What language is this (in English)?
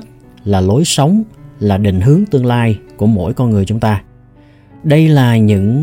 Vietnamese